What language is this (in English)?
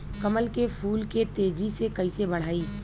Bhojpuri